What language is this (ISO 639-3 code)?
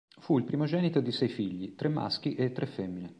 ita